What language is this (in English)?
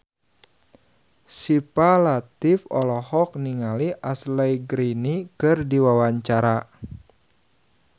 Sundanese